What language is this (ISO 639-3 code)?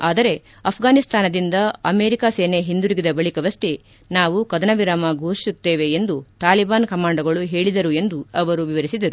kan